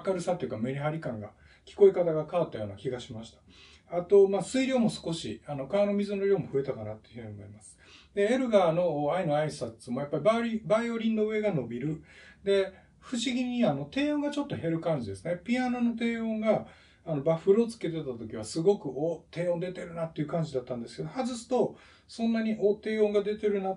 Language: Japanese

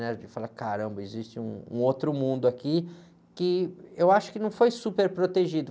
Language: Portuguese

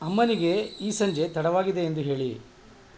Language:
Kannada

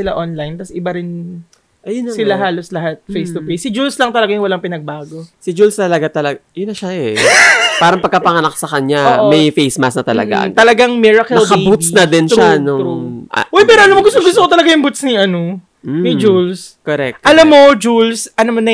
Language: Filipino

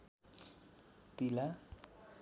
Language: Nepali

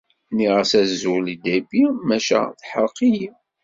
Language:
Kabyle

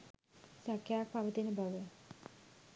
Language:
Sinhala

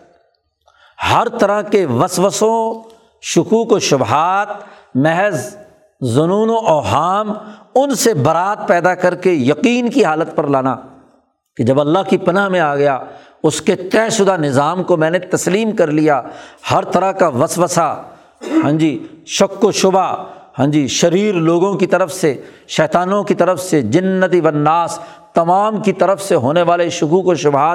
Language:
Urdu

